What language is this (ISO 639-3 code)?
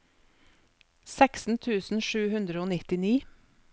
nor